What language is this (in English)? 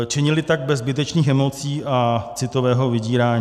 Czech